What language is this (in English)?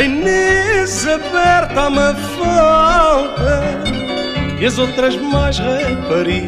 Portuguese